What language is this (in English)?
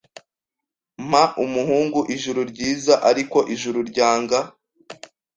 Kinyarwanda